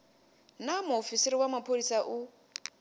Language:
Venda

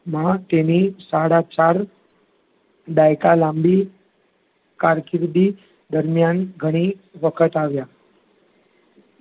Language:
Gujarati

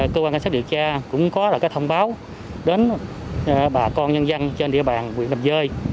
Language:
Vietnamese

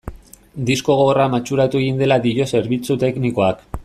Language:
Basque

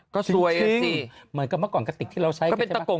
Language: Thai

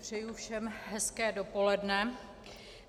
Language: Czech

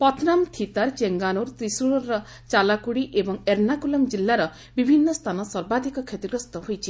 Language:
Odia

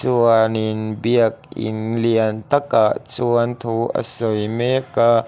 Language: Mizo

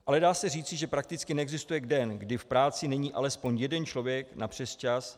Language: Czech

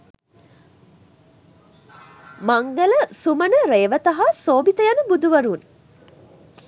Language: Sinhala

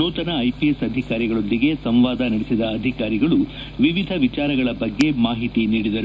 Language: Kannada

